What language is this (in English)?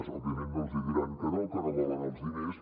Catalan